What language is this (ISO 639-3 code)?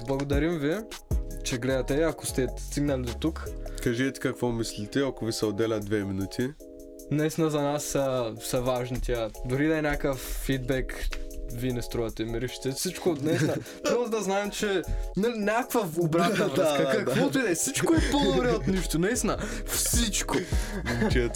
bul